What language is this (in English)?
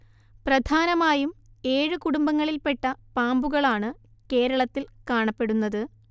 Malayalam